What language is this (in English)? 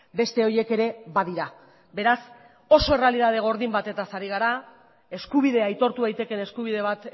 Basque